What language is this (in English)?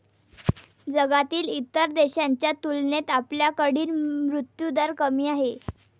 Marathi